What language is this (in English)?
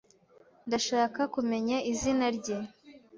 Kinyarwanda